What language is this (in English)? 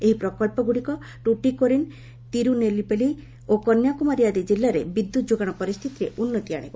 Odia